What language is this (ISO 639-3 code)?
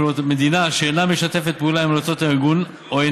heb